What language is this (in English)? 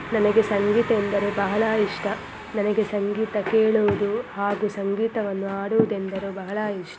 Kannada